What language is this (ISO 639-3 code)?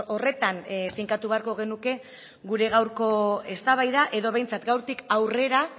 eus